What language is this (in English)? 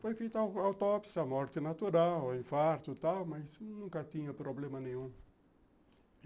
Portuguese